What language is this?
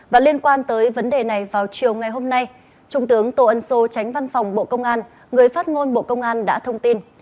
Vietnamese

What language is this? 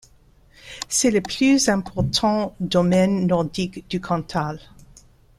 French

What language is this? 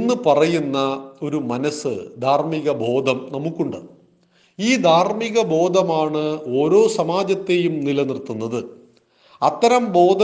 Malayalam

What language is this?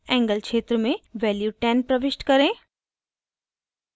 Hindi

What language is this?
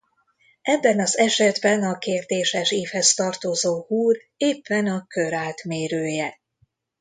Hungarian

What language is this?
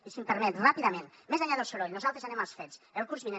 Catalan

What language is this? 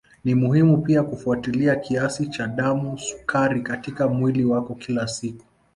Swahili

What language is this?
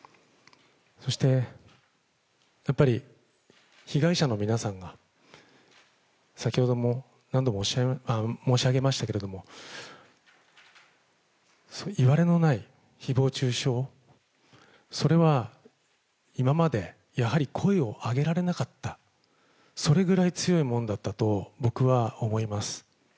Japanese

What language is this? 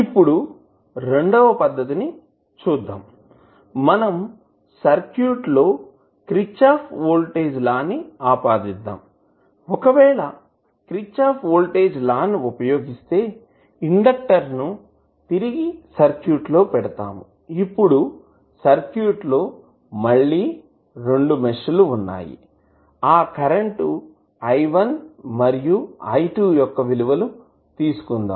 Telugu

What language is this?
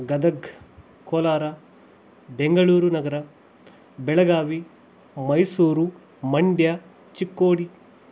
Kannada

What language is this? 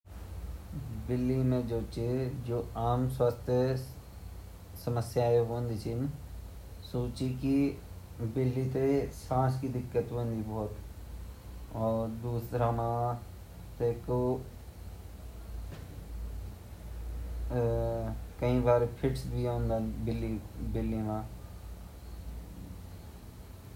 Garhwali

